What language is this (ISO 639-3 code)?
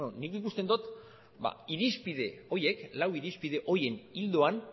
eus